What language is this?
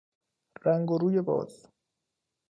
Persian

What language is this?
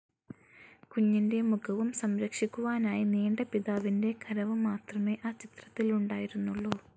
Malayalam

